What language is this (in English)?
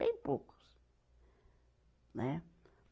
Portuguese